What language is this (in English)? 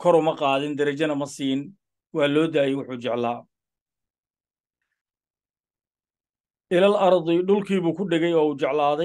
Arabic